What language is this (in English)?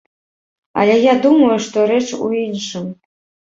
Belarusian